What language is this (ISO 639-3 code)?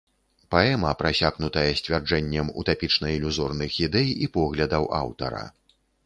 bel